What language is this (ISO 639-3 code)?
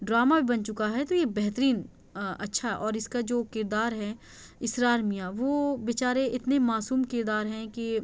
urd